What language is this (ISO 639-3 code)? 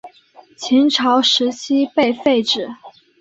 zho